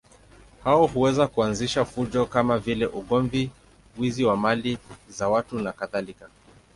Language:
Swahili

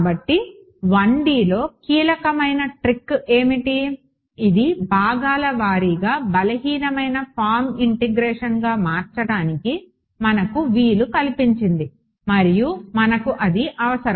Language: Telugu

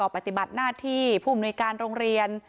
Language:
Thai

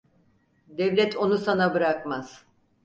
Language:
Turkish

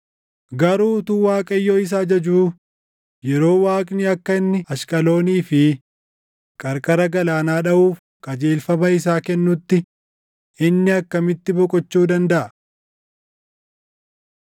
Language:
Oromo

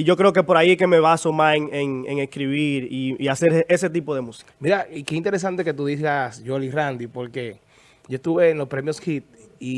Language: Spanish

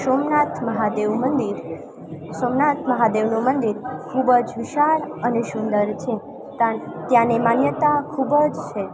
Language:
Gujarati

